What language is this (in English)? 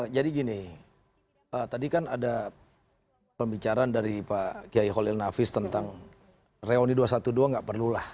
Indonesian